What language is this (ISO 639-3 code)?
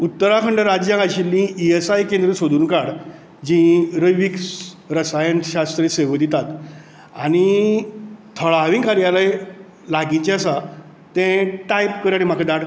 kok